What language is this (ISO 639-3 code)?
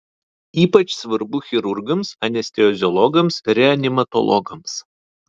lit